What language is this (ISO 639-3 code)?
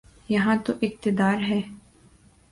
urd